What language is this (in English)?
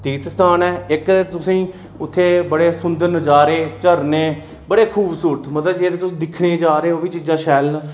Dogri